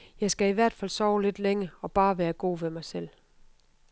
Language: Danish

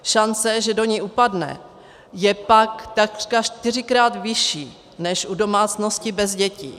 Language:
Czech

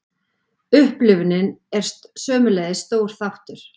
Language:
Icelandic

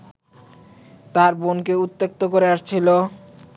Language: Bangla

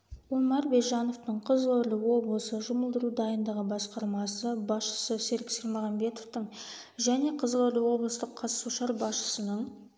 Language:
Kazakh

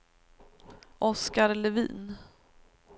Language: Swedish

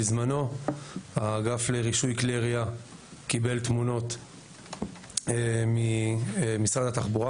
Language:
Hebrew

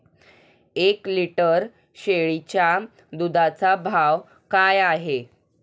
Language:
Marathi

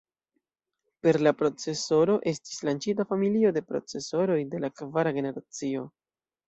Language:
Esperanto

